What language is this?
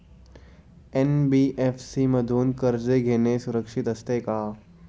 Marathi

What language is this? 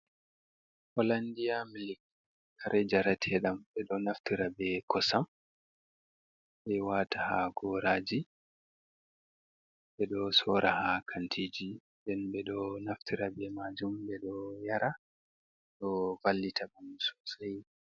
Fula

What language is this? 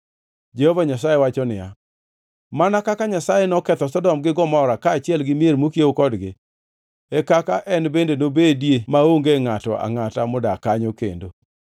Luo (Kenya and Tanzania)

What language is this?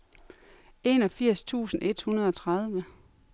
Danish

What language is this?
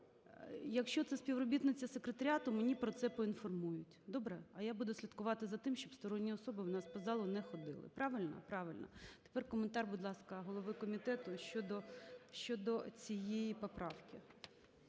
Ukrainian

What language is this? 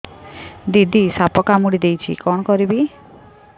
Odia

